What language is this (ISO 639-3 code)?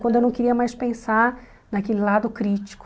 por